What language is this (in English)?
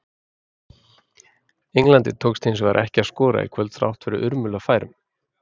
Icelandic